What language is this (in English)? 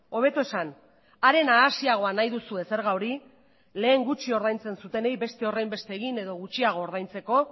Basque